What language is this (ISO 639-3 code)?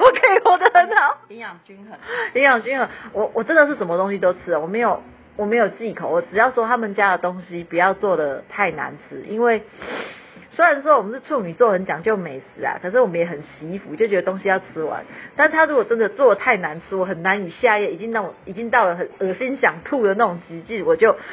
zho